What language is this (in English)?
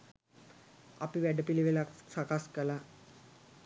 Sinhala